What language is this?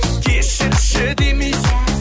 Kazakh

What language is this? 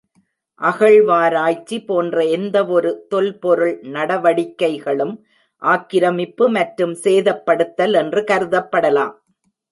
Tamil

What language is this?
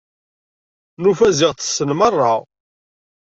Kabyle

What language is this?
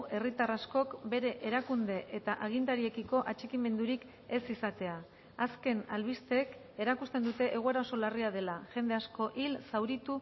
Basque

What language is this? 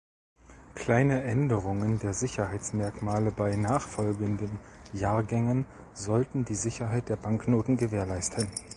German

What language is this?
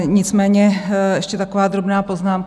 Czech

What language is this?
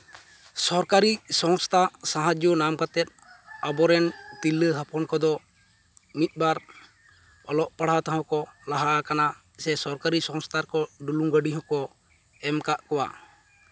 Santali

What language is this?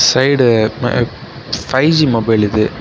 Tamil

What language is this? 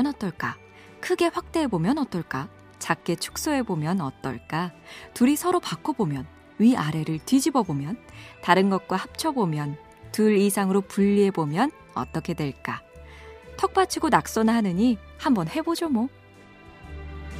Korean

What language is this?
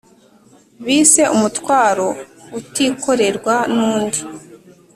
Kinyarwanda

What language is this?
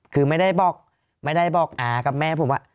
Thai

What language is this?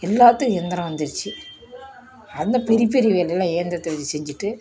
Tamil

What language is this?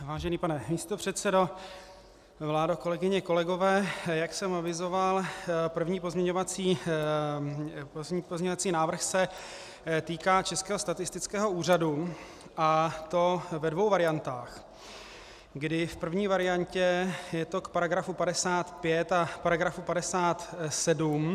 Czech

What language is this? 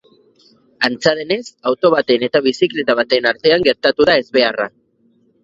Basque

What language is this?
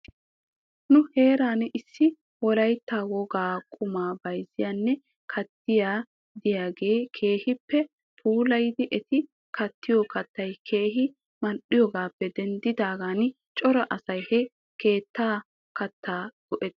Wolaytta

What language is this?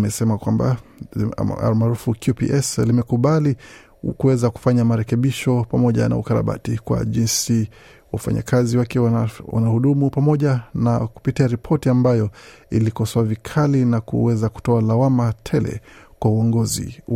Swahili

